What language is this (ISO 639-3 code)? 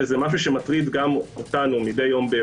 heb